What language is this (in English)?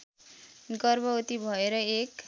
Nepali